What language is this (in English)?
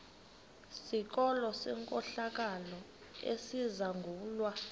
Xhosa